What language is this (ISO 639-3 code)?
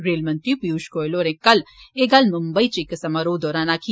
doi